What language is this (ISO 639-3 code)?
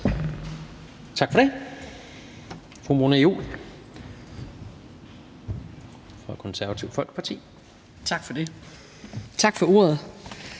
dan